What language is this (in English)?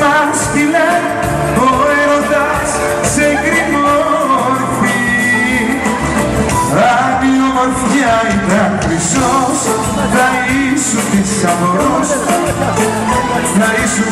Greek